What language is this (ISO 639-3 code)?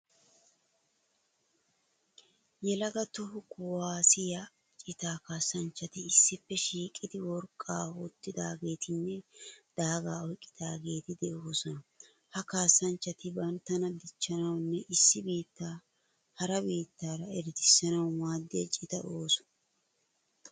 wal